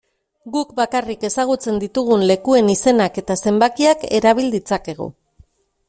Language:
Basque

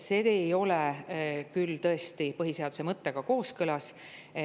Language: Estonian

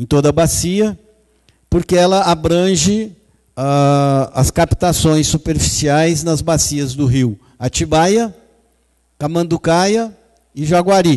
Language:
Portuguese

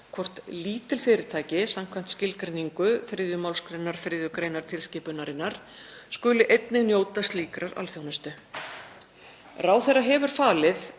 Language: Icelandic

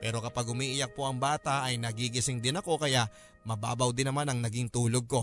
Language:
Filipino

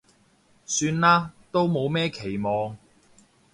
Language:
Cantonese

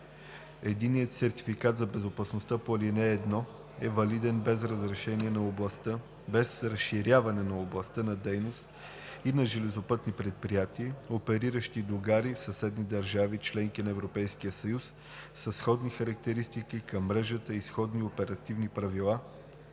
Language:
Bulgarian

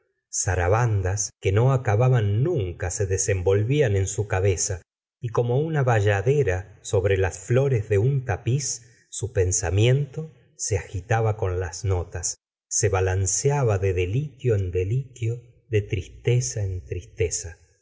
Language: Spanish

